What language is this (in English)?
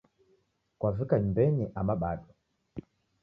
Taita